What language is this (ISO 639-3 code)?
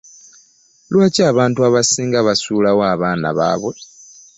lug